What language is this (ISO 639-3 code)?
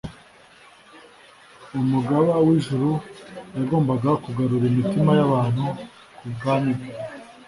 kin